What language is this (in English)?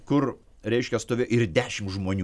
Lithuanian